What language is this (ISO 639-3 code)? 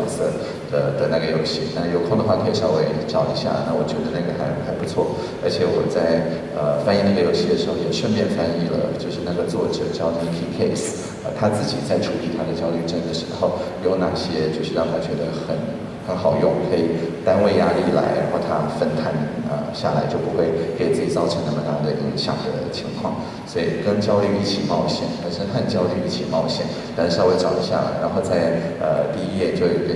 zho